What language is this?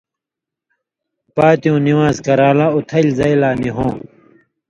Indus Kohistani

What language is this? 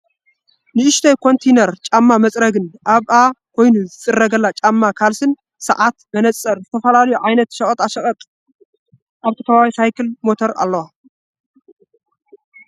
Tigrinya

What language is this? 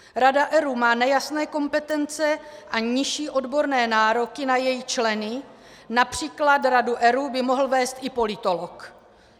Czech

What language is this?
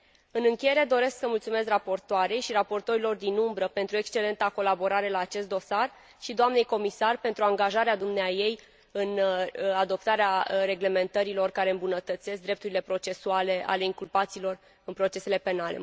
Romanian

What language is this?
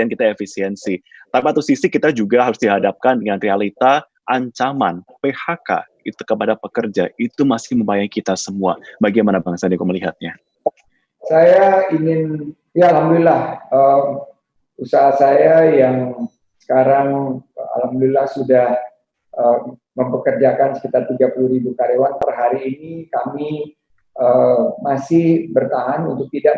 Indonesian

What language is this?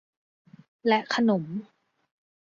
Thai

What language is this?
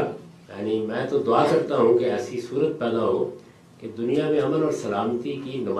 Urdu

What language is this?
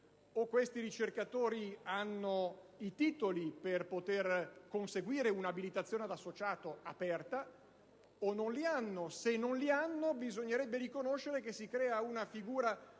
Italian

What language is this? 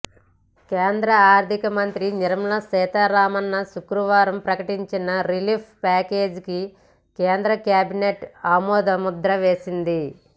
Telugu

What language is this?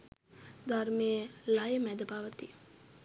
Sinhala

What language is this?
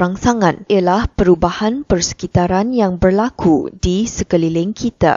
Malay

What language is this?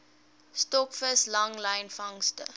Afrikaans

